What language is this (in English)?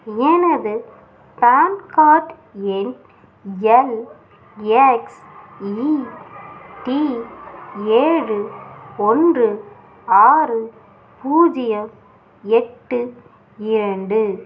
Tamil